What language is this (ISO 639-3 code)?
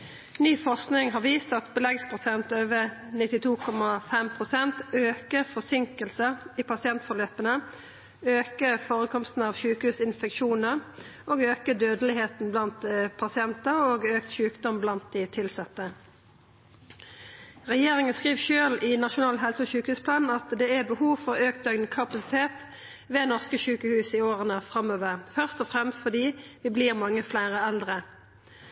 nno